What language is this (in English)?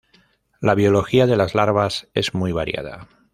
Spanish